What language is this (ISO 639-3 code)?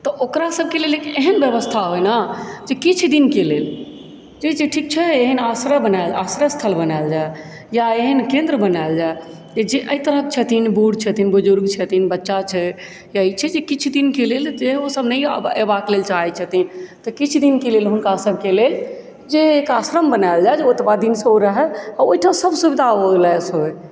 mai